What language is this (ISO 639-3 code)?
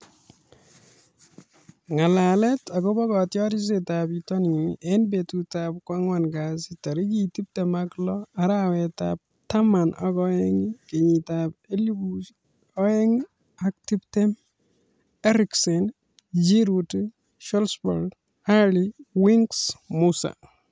kln